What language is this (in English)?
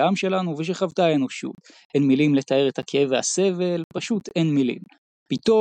Hebrew